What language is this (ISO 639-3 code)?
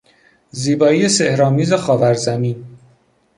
fas